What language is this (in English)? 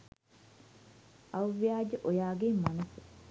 Sinhala